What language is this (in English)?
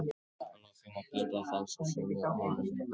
Icelandic